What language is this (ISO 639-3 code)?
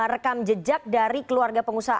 ind